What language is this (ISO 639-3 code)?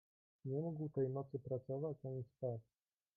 pol